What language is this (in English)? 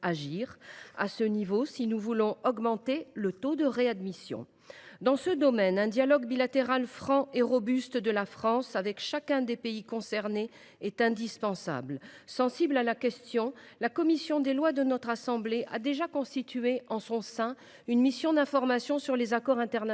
French